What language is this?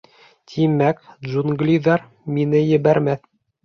Bashkir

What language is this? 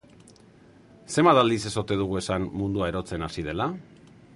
Basque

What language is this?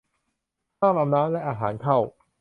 Thai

